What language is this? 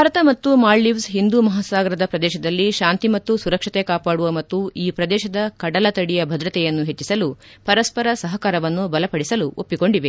Kannada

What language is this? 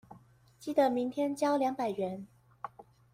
Chinese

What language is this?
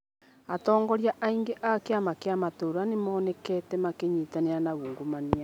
Kikuyu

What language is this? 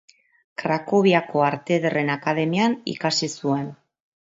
Basque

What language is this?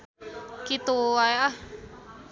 Sundanese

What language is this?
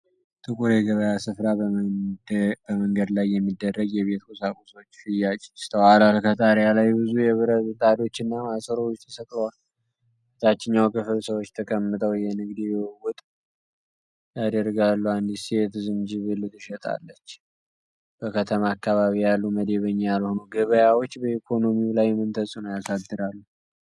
Amharic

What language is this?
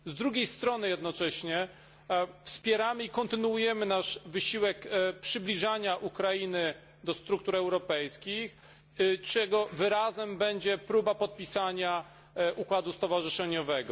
Polish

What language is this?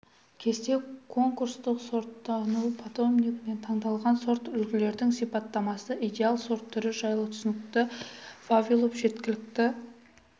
Kazakh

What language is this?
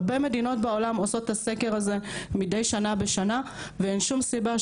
Hebrew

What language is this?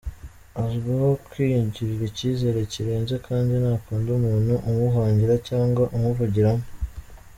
Kinyarwanda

